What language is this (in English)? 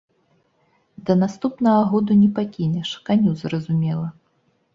Belarusian